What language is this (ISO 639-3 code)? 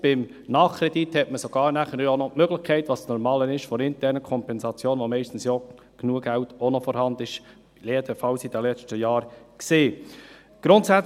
gsw